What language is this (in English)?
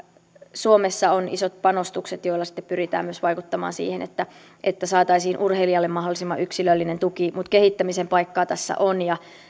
Finnish